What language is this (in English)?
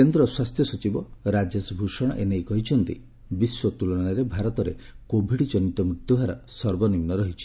Odia